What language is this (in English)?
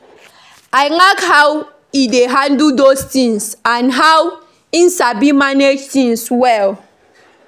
Nigerian Pidgin